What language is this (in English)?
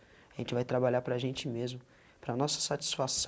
Portuguese